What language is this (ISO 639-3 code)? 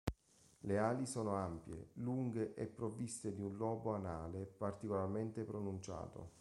ita